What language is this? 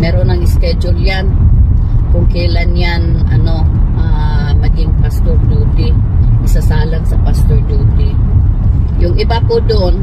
Filipino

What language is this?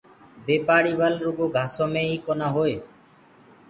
Gurgula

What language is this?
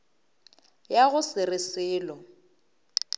Northern Sotho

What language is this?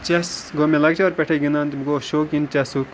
Kashmiri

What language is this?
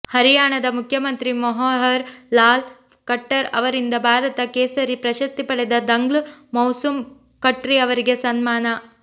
Kannada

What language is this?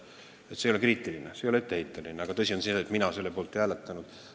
Estonian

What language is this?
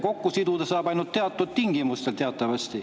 Estonian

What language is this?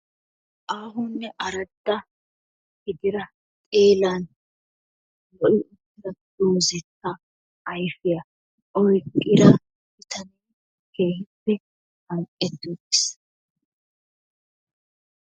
Wolaytta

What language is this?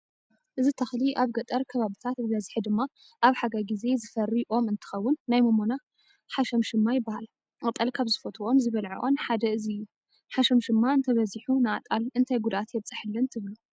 Tigrinya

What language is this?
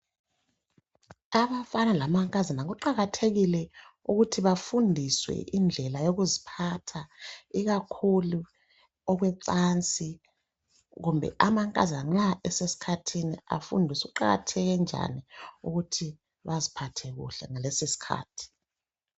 North Ndebele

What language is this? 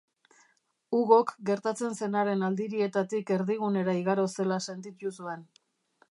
Basque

